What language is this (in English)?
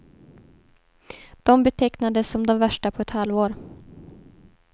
Swedish